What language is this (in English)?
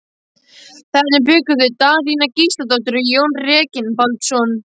Icelandic